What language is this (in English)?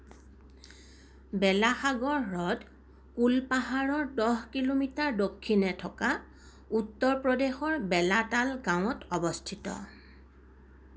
Assamese